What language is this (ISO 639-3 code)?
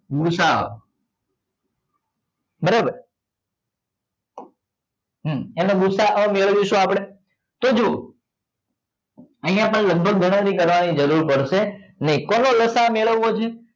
guj